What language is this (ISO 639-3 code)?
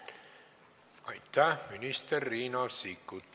est